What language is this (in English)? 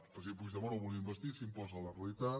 Catalan